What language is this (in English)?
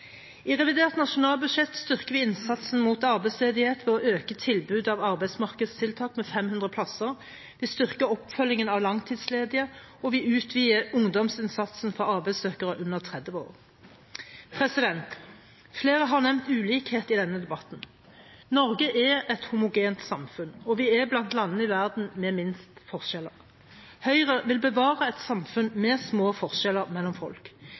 Norwegian Bokmål